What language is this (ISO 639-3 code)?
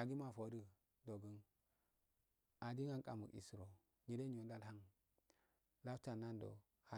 aal